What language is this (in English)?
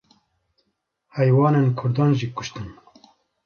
Kurdish